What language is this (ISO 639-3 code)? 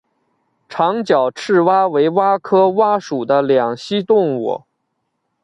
zho